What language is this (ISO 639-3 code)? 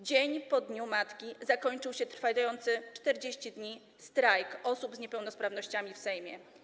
pol